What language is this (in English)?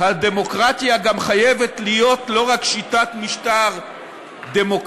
Hebrew